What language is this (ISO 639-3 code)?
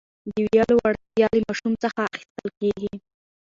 pus